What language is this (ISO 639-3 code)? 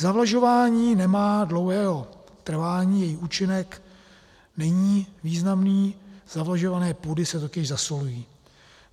ces